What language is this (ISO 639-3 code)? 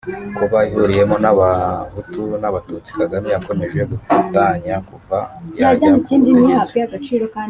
kin